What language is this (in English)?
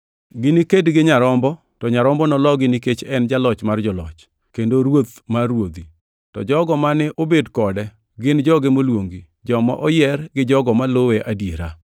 Luo (Kenya and Tanzania)